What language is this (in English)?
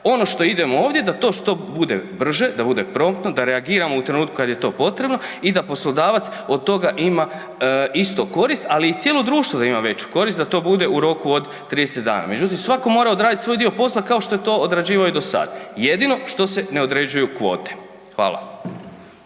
Croatian